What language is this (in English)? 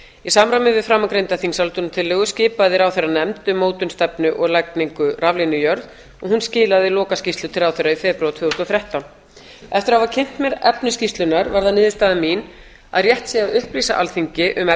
Icelandic